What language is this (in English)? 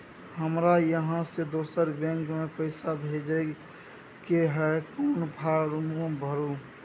Maithili